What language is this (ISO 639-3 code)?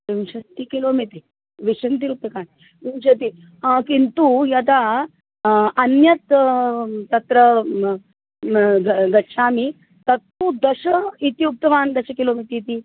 san